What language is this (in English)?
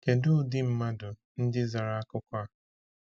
Igbo